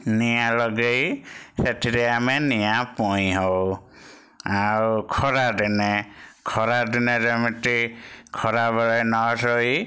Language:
Odia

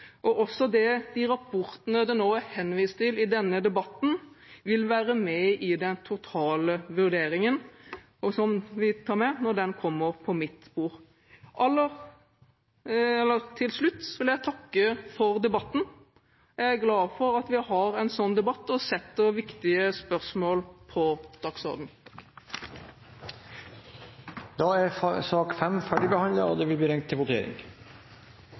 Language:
Norwegian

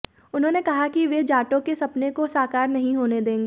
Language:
Hindi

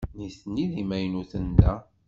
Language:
Kabyle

